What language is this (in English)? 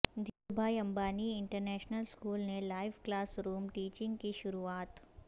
Urdu